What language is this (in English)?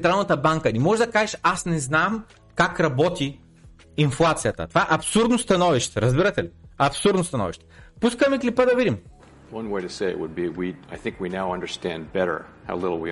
Bulgarian